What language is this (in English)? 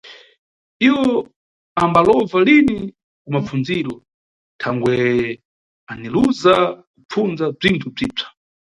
Nyungwe